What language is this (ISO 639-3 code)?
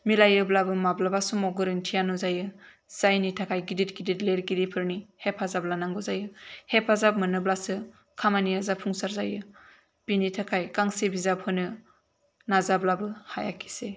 brx